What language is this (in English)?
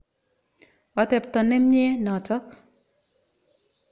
Kalenjin